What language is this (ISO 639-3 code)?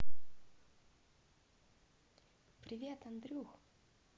rus